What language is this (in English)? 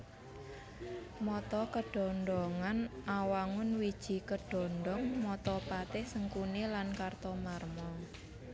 Javanese